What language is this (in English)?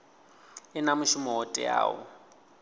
Venda